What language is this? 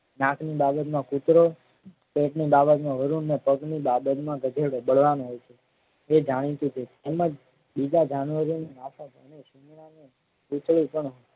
Gujarati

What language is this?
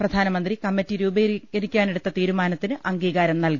Malayalam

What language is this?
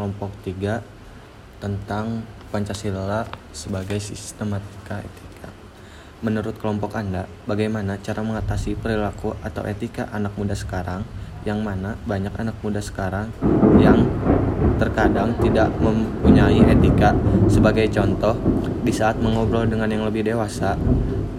Indonesian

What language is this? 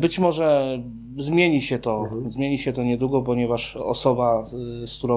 Polish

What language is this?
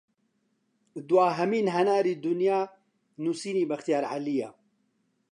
Central Kurdish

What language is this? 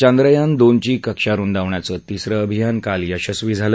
Marathi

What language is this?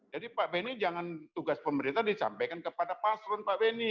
Indonesian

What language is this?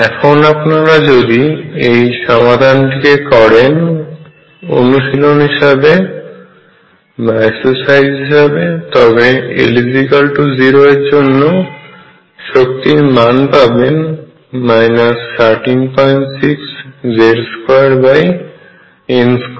Bangla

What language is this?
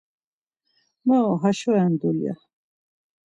Laz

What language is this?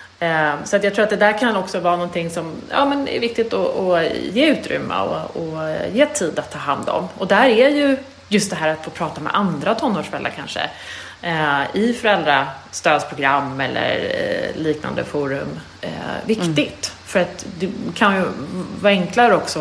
Swedish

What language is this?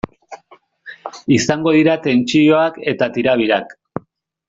Basque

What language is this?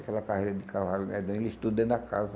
Portuguese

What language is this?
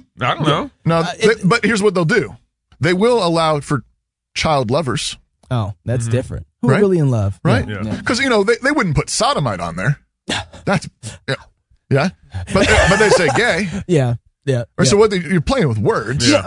English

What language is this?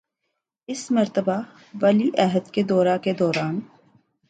Urdu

